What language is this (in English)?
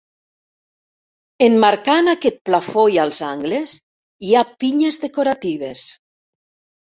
Catalan